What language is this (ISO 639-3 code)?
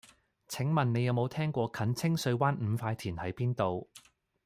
yue